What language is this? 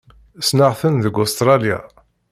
Kabyle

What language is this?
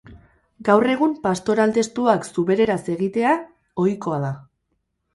Basque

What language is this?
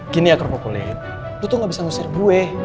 Indonesian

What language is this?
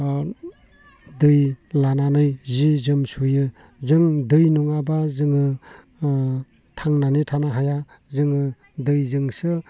Bodo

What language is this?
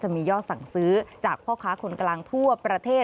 Thai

